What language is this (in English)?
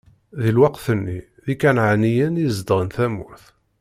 Kabyle